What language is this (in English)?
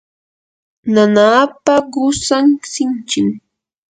Yanahuanca Pasco Quechua